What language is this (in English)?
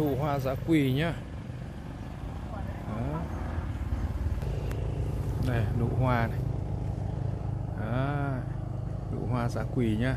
Vietnamese